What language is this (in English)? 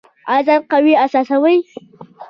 Pashto